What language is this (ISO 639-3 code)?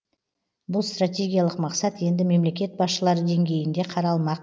kaz